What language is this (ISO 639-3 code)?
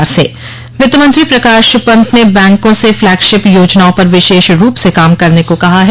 hin